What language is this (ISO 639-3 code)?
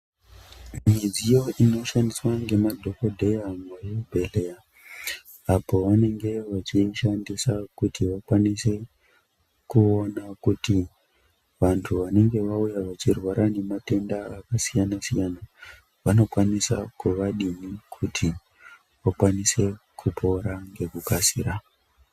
ndc